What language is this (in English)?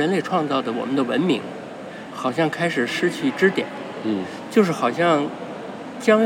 Chinese